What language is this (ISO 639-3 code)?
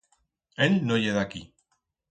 arg